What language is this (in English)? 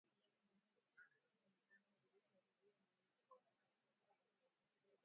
Swahili